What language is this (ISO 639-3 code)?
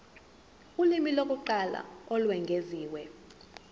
zul